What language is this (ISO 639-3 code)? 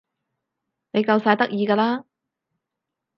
yue